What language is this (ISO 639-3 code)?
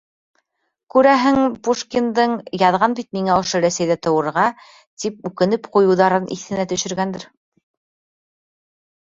bak